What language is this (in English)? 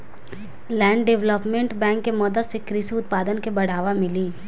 Bhojpuri